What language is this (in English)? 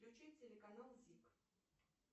Russian